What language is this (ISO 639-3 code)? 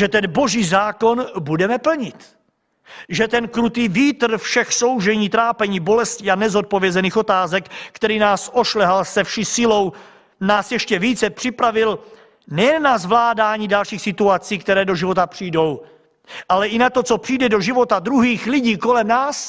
ces